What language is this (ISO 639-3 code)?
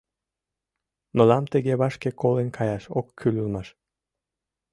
chm